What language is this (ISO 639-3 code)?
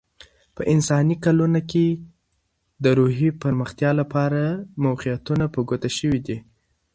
pus